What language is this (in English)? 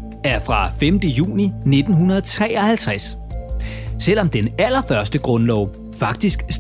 Danish